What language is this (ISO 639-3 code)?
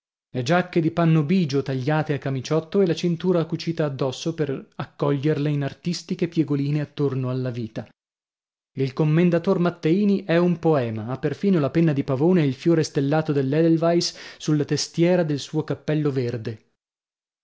ita